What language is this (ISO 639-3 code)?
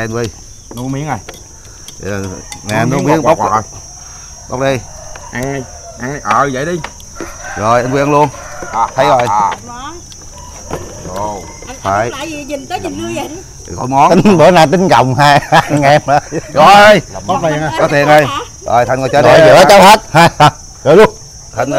vie